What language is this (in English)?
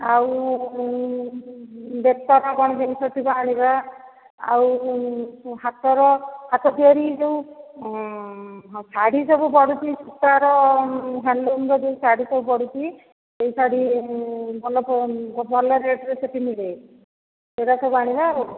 Odia